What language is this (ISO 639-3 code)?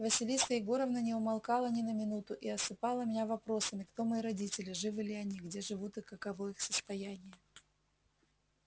rus